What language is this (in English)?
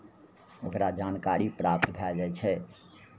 Maithili